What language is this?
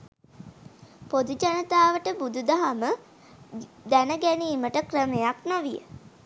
Sinhala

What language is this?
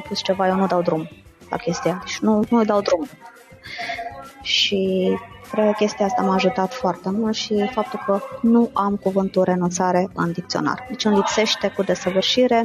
Romanian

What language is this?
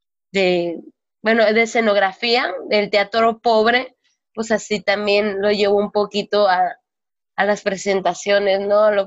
Spanish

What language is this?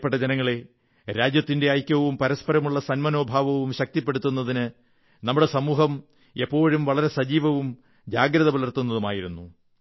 Malayalam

